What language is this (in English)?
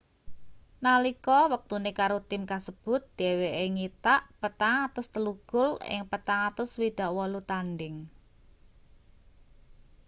Javanese